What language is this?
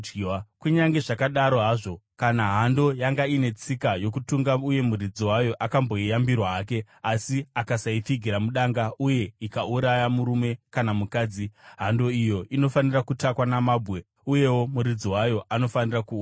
Shona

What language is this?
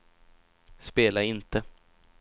Swedish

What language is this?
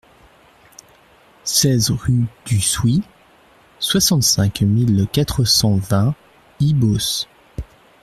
French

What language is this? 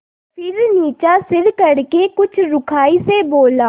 Hindi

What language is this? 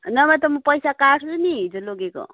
Nepali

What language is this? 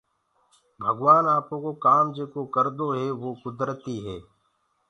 Gurgula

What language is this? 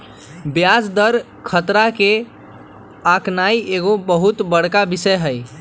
Magahi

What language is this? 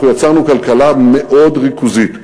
Hebrew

